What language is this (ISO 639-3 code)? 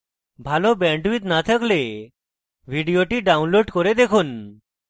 ben